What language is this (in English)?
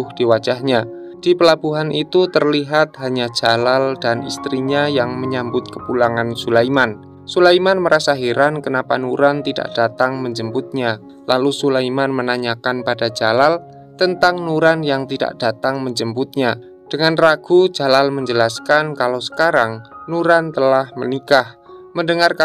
Indonesian